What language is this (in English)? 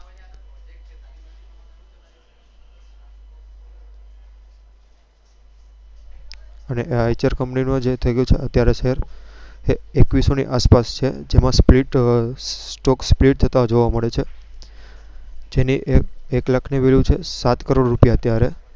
Gujarati